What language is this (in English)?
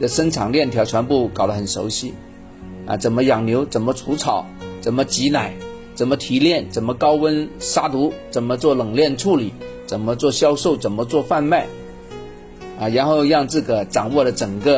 Chinese